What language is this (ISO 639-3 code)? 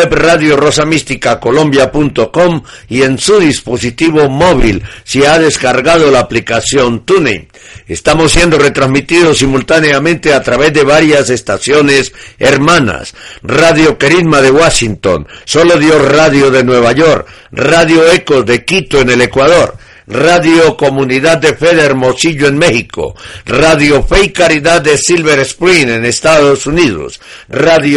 spa